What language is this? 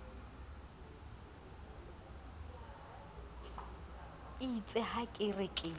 Southern Sotho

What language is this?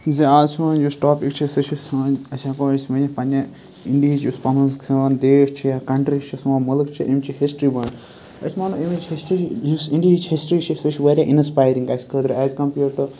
Kashmiri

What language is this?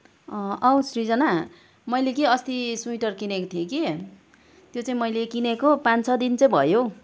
Nepali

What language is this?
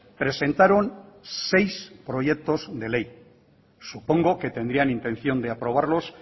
Spanish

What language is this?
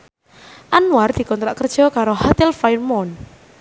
Javanese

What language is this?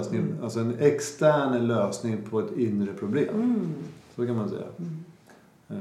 Swedish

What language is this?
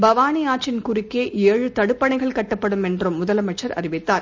Tamil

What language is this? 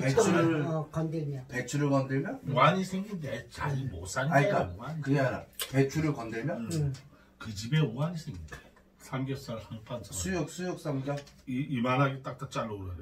Korean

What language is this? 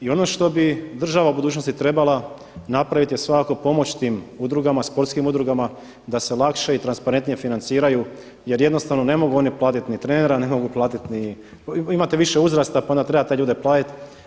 Croatian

